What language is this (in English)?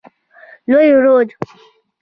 Pashto